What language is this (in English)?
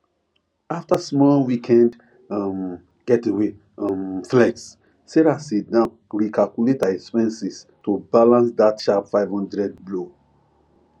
Nigerian Pidgin